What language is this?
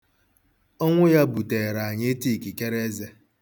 Igbo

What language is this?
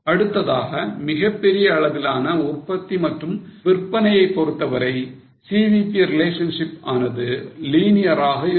Tamil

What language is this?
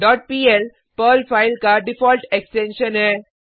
Hindi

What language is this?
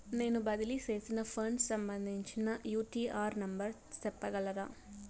Telugu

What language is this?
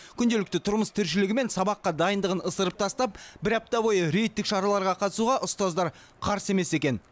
Kazakh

